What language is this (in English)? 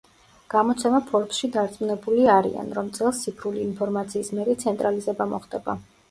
Georgian